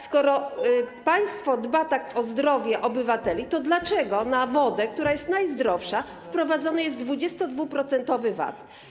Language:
Polish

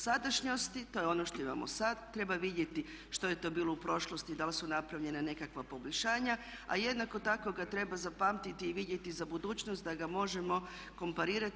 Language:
Croatian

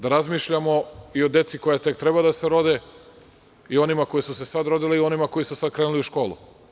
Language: Serbian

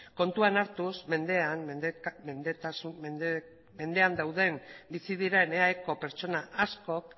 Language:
Basque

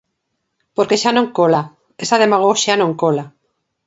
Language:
Galician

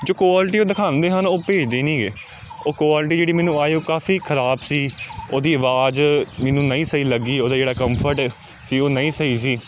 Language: Punjabi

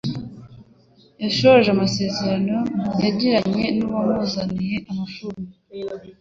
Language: Kinyarwanda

